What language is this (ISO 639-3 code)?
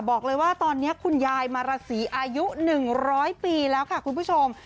tha